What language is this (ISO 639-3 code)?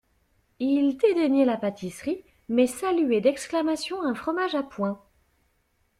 fra